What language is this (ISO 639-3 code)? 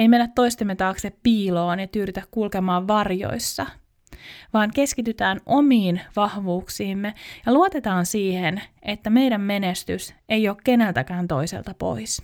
fin